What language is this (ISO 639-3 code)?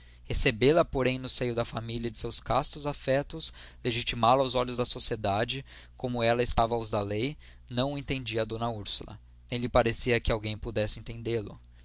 por